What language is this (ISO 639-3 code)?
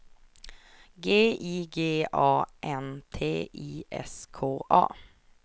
swe